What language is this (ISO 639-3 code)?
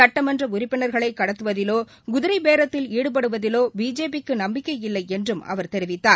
tam